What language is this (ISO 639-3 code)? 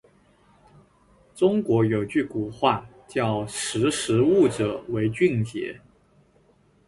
zho